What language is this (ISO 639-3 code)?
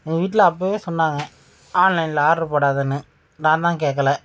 tam